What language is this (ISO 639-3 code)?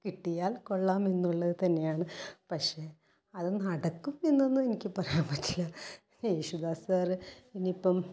mal